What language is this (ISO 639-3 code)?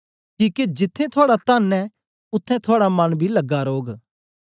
doi